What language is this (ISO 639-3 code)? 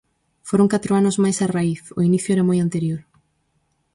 glg